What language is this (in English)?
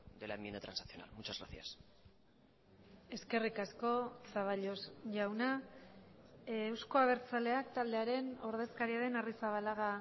Basque